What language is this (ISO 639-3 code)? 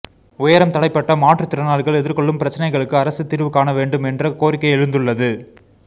tam